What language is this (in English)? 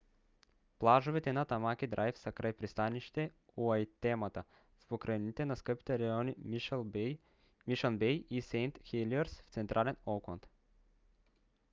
Bulgarian